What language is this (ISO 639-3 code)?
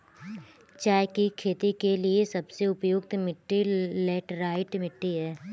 hin